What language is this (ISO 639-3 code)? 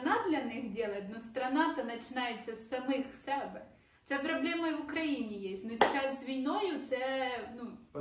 ara